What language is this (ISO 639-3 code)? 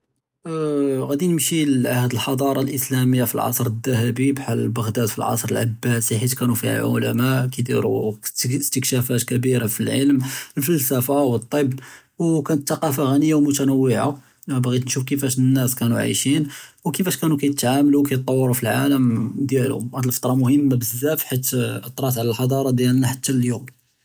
jrb